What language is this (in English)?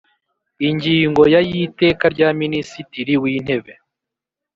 Kinyarwanda